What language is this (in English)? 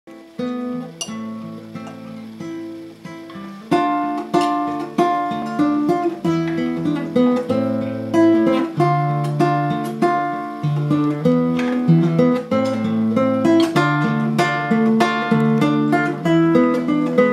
Greek